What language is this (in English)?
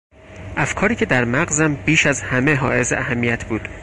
Persian